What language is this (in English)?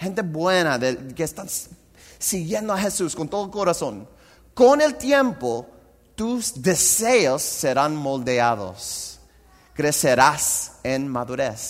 Spanish